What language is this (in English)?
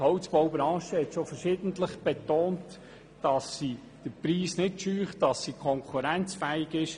Swiss German